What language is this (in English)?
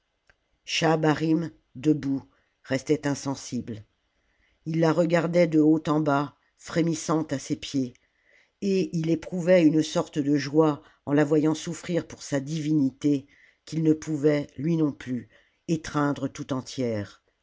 French